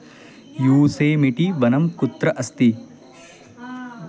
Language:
Sanskrit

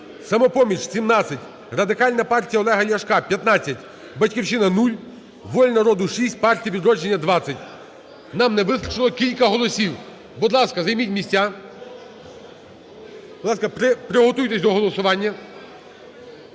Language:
Ukrainian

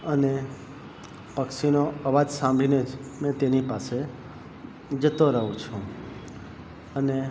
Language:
Gujarati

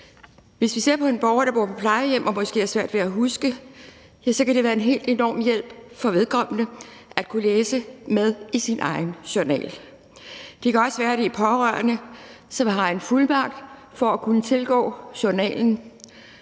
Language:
Danish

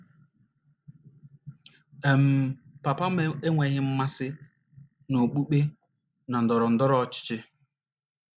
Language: Igbo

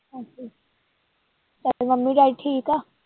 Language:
Punjabi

